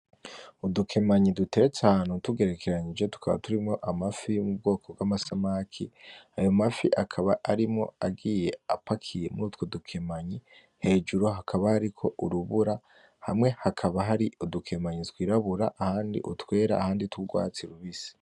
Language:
Rundi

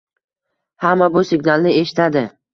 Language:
Uzbek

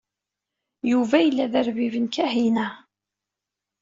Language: Kabyle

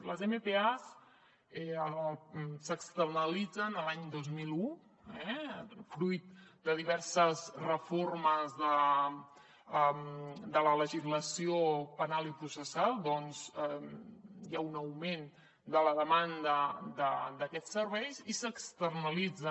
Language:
Catalan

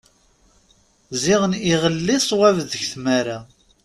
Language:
Kabyle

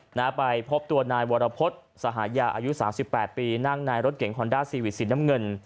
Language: Thai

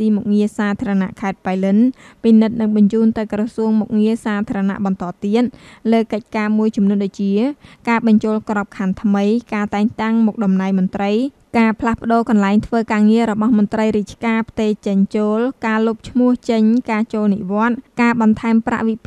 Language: Thai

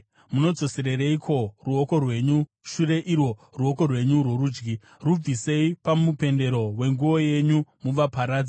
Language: Shona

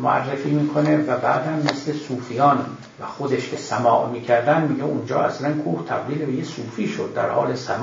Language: Persian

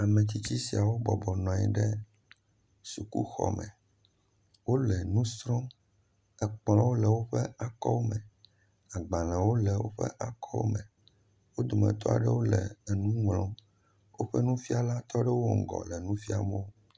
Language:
Ewe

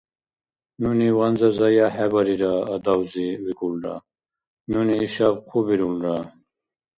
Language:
Dargwa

